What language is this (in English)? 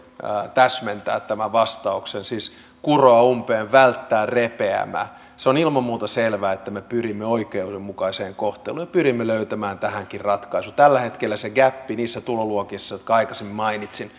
Finnish